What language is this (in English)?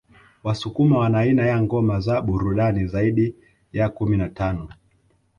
Swahili